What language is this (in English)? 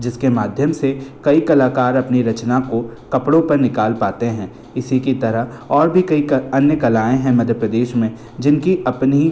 Hindi